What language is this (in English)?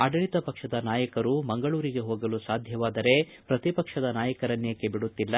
Kannada